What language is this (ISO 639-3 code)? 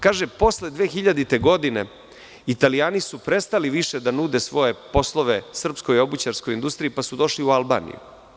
srp